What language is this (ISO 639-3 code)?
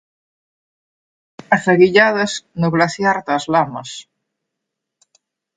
glg